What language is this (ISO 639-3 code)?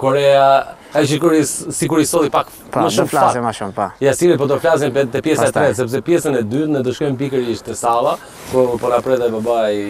ron